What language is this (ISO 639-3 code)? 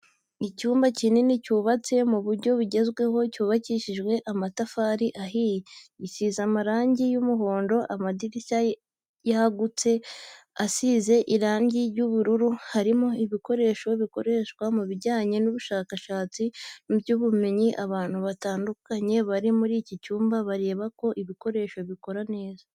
kin